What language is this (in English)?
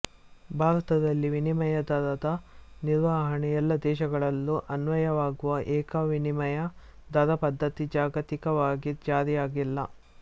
Kannada